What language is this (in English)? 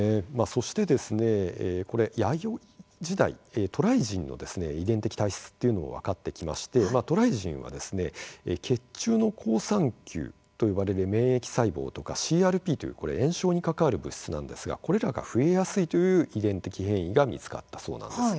Japanese